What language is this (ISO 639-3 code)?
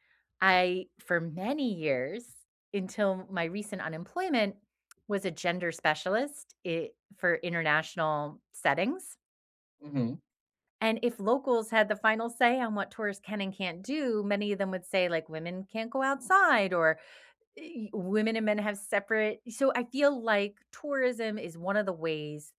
eng